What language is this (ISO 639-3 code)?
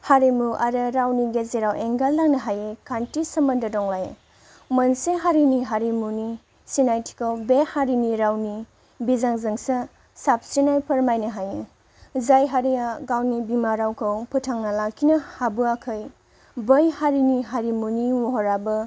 brx